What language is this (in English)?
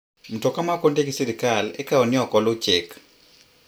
Luo (Kenya and Tanzania)